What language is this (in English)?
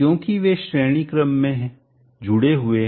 Hindi